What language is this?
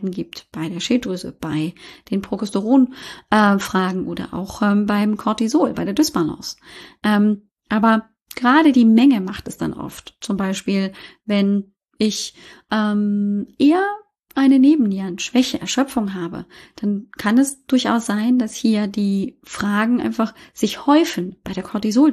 German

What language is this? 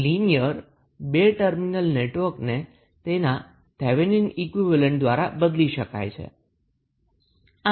Gujarati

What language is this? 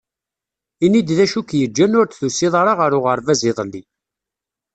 Kabyle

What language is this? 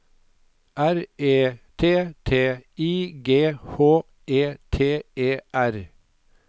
Norwegian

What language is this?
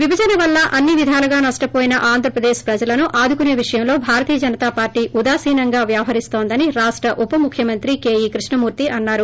Telugu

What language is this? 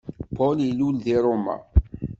Kabyle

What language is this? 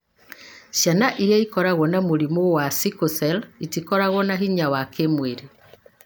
Kikuyu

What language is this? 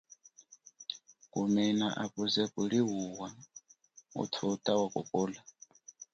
Chokwe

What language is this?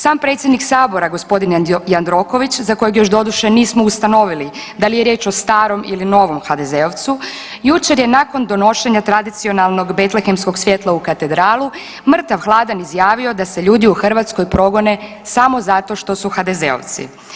Croatian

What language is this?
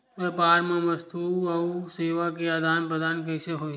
Chhattisgarhi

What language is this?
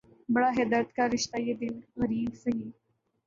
Urdu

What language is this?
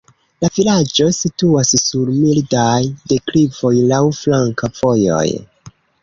Esperanto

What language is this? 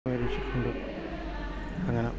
Malayalam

